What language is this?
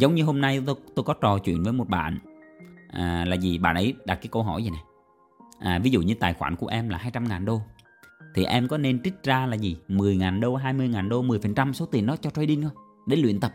Vietnamese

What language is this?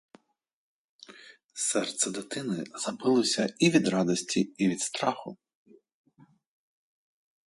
Ukrainian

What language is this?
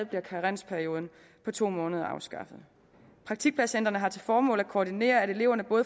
Danish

